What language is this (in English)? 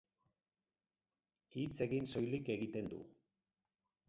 Basque